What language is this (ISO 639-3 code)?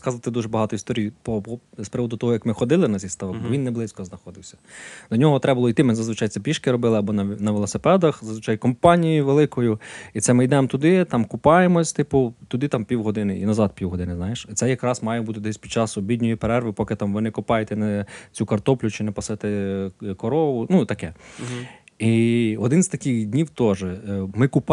ukr